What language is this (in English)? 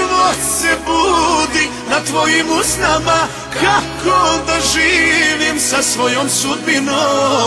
Vietnamese